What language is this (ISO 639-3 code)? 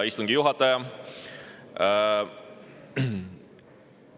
est